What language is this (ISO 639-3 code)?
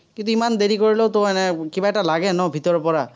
asm